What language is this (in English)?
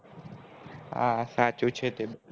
Gujarati